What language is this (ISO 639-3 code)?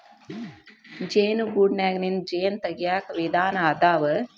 kan